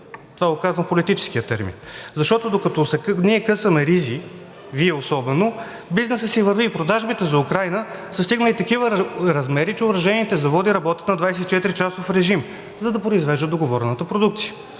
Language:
Bulgarian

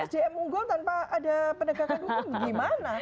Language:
Indonesian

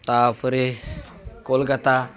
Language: Odia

